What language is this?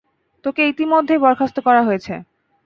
Bangla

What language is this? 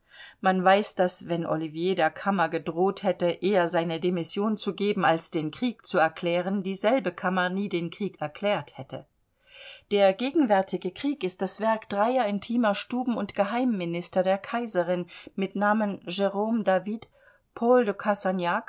German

